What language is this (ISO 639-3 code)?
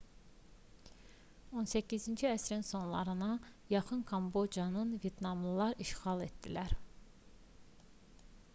aze